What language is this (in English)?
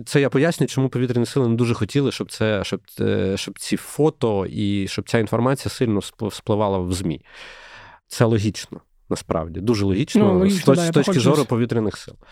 Ukrainian